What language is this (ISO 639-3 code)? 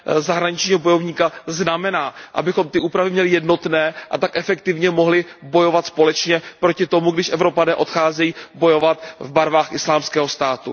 ces